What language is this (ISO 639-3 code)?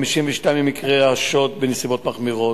heb